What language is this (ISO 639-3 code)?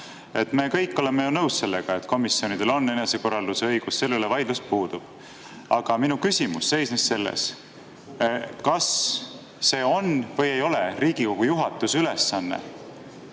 est